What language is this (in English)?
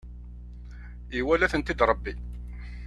Kabyle